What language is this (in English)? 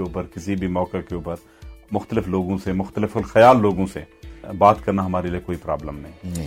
Urdu